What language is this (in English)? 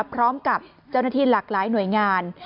Thai